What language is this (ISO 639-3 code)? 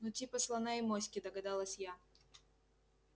rus